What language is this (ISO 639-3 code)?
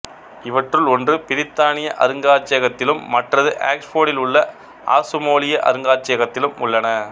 tam